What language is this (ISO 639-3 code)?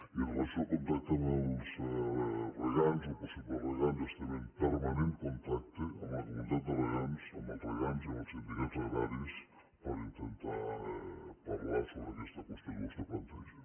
cat